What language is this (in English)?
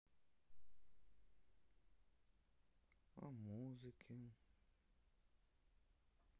Russian